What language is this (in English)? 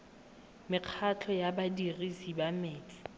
Tswana